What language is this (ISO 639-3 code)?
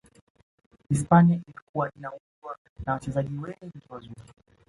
swa